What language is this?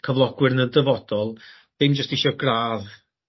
Welsh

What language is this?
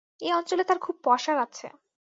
Bangla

